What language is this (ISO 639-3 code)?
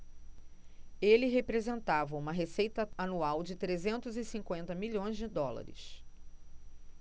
por